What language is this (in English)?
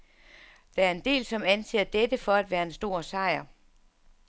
Danish